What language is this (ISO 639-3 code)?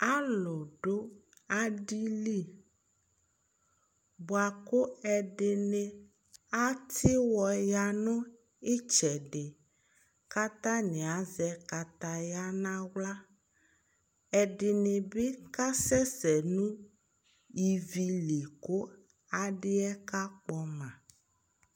kpo